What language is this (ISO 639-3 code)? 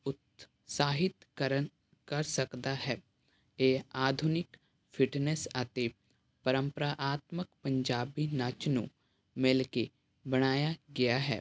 pan